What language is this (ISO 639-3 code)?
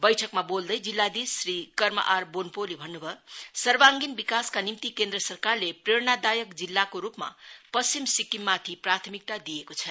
nep